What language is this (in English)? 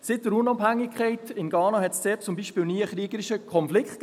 Swiss German